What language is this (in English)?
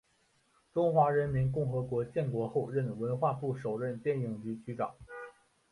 Chinese